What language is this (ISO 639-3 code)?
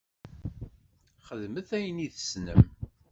kab